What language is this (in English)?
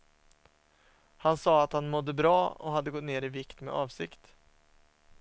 Swedish